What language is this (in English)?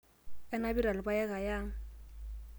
Masai